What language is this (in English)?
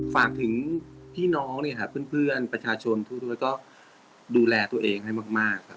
Thai